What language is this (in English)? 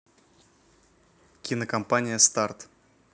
Russian